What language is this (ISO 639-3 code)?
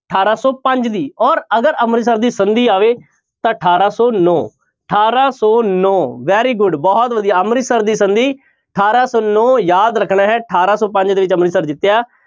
pan